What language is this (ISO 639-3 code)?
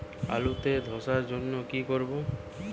ben